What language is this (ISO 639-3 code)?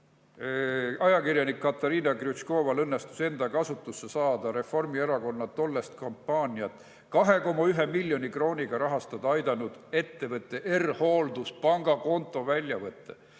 est